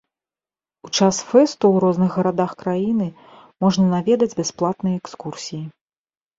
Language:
Belarusian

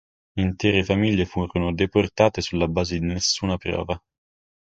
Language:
Italian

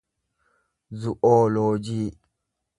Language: Oromo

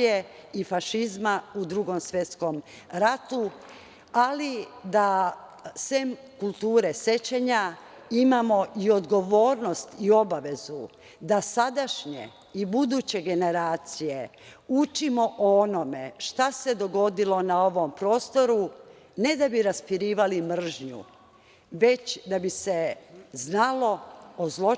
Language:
Serbian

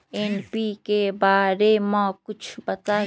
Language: Magahi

